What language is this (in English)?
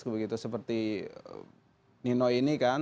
Indonesian